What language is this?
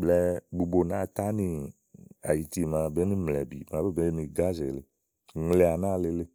Igo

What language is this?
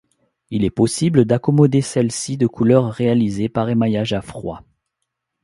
French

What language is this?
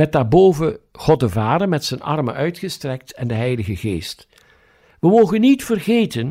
Dutch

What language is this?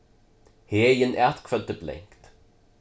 Faroese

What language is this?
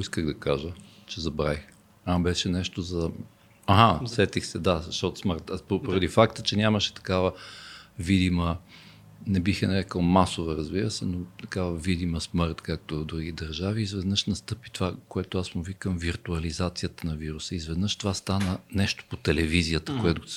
Bulgarian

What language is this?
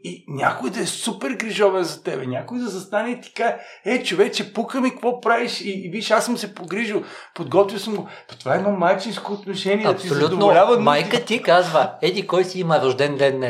Bulgarian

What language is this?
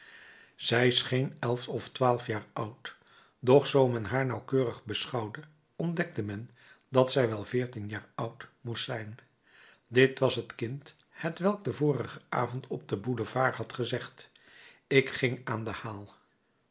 Dutch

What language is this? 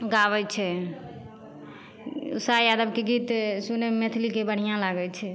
Maithili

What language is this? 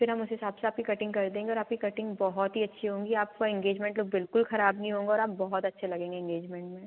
Hindi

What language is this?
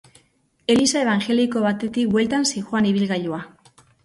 Basque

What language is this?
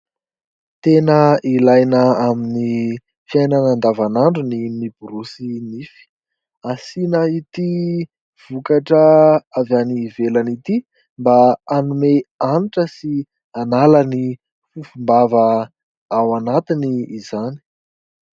Malagasy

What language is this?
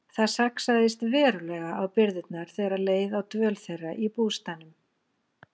Icelandic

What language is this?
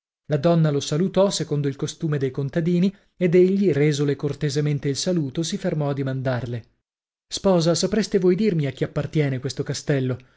Italian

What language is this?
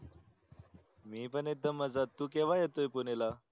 Marathi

